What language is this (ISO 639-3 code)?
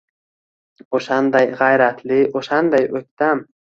uzb